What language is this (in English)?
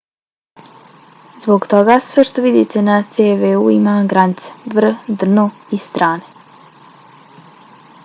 Bosnian